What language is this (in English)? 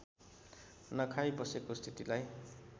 Nepali